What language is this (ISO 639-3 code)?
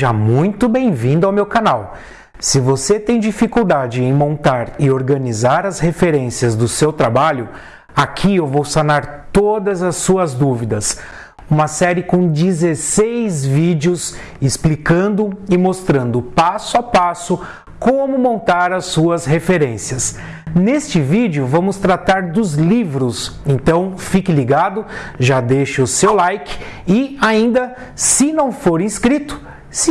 por